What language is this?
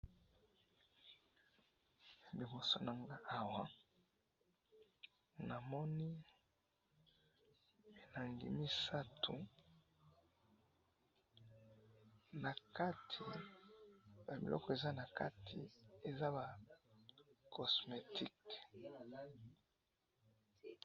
Lingala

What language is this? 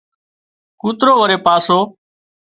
Wadiyara Koli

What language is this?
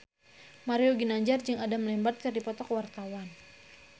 Sundanese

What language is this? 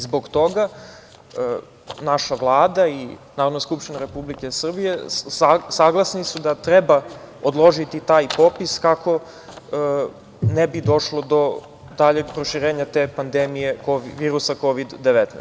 Serbian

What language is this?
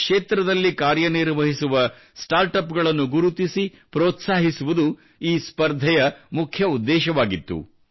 Kannada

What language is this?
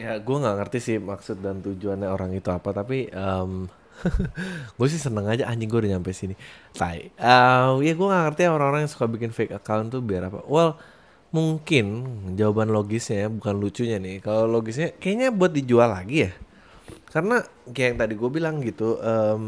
Indonesian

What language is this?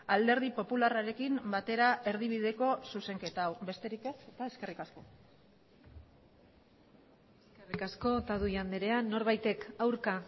Basque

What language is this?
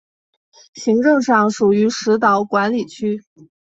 Chinese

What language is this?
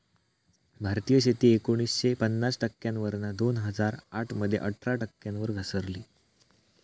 Marathi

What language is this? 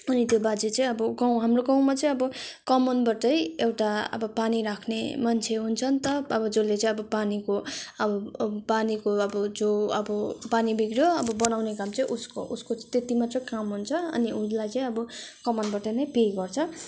Nepali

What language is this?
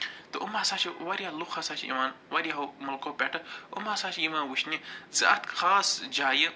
Kashmiri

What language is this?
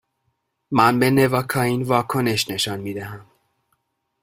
Persian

